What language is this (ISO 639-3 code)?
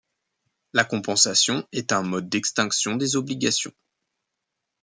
fra